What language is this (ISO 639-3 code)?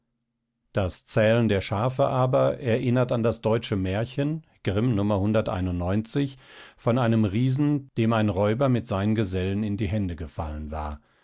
deu